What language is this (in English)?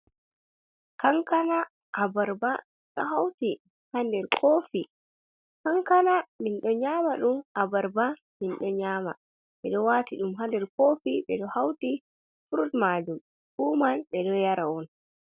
Fula